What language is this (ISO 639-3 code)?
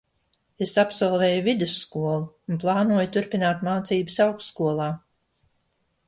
lav